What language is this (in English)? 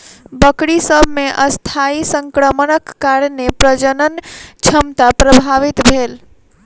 Maithili